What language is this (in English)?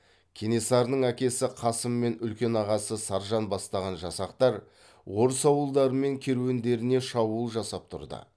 Kazakh